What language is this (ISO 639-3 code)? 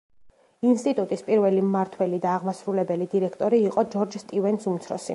kat